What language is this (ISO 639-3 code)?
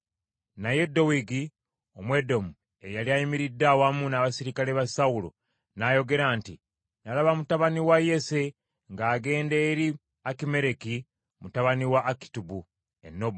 lug